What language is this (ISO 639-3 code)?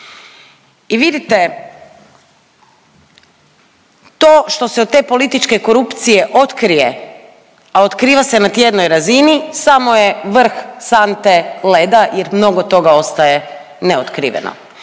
hrv